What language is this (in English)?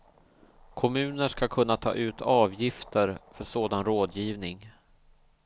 Swedish